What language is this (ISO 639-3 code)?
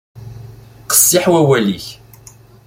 kab